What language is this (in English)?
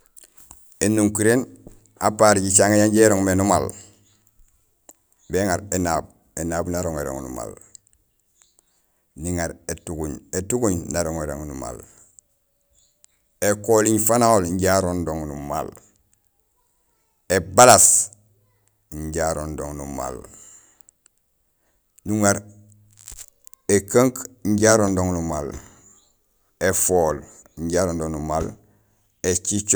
Gusilay